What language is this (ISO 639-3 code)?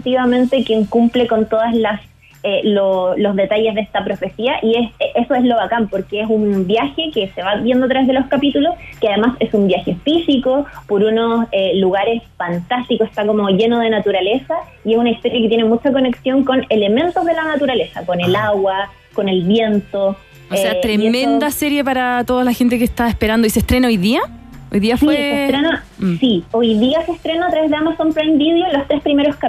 spa